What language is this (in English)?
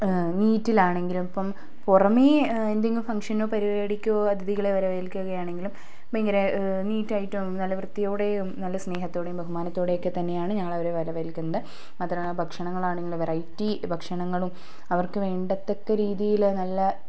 Malayalam